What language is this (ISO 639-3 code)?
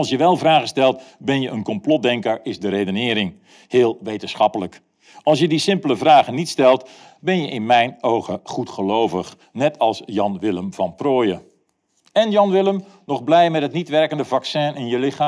nld